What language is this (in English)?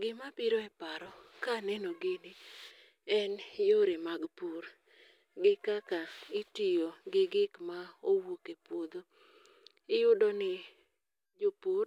Luo (Kenya and Tanzania)